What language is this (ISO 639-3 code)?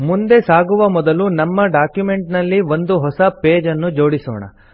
kan